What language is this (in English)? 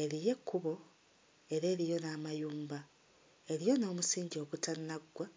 Ganda